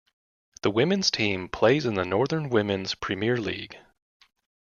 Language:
English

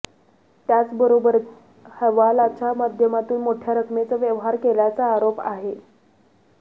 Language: Marathi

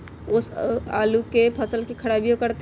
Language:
Magahi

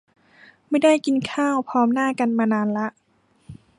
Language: Thai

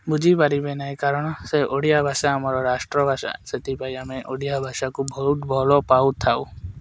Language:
Odia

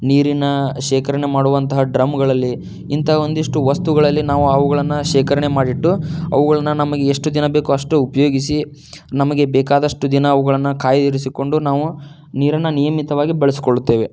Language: Kannada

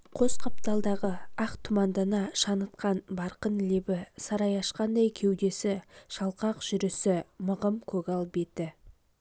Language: Kazakh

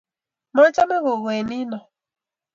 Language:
Kalenjin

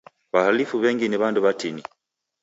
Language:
Taita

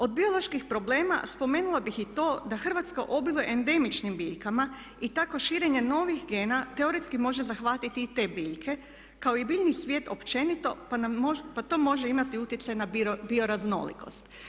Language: Croatian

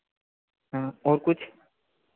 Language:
Hindi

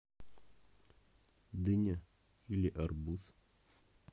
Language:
Russian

